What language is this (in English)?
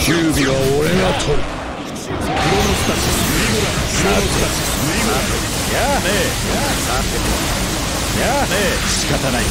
Japanese